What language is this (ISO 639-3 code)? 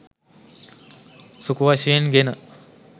sin